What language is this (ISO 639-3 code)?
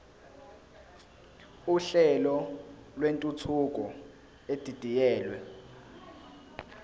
zul